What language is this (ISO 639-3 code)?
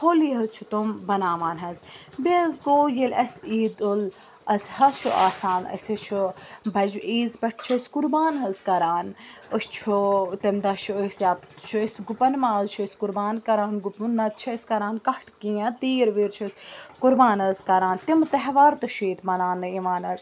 kas